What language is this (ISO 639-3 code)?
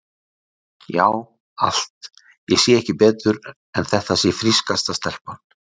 isl